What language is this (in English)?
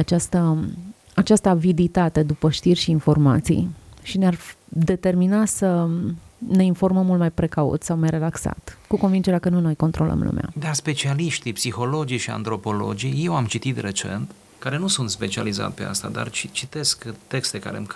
Romanian